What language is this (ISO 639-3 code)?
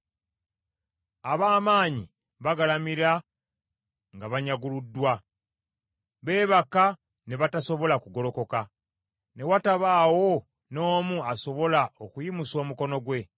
lug